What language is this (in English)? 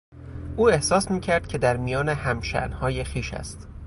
Persian